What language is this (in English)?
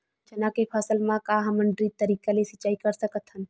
Chhattisgarhi